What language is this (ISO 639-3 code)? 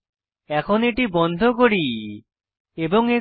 ben